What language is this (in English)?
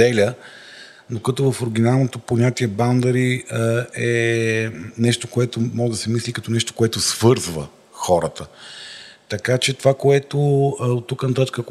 Bulgarian